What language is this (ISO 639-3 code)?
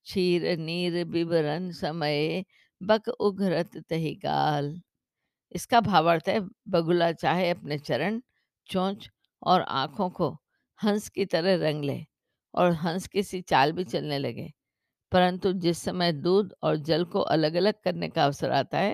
hin